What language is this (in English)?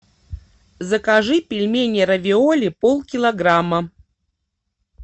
Russian